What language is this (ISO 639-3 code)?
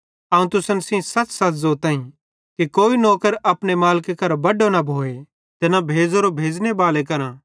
bhd